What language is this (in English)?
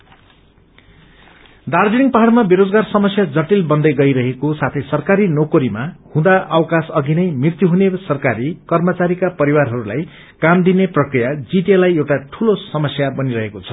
Nepali